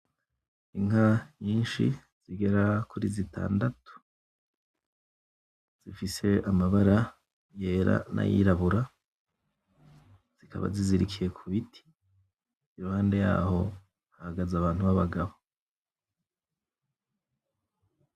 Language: Rundi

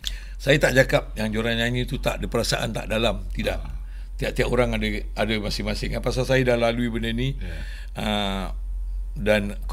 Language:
Malay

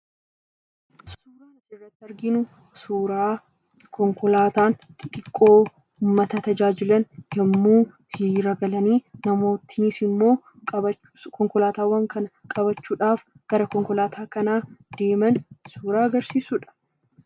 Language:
Oromo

